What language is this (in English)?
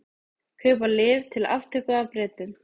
Icelandic